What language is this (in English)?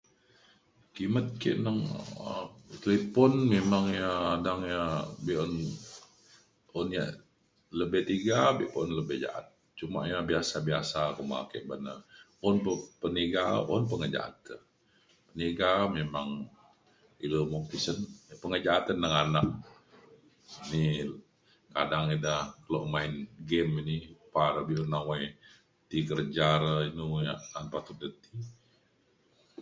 Mainstream Kenyah